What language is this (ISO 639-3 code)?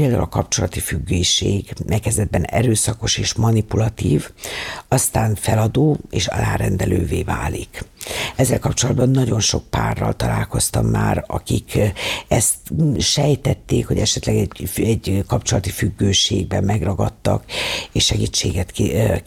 hun